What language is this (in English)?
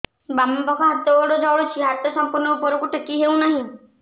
Odia